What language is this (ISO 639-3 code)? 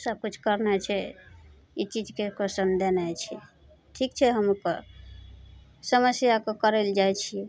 mai